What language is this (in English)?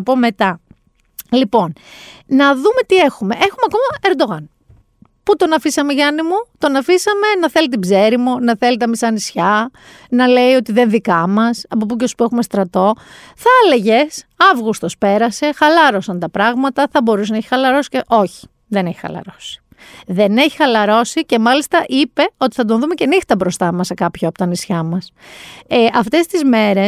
Greek